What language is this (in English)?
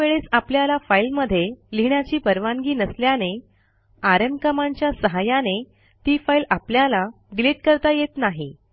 Marathi